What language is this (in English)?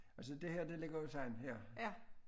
Danish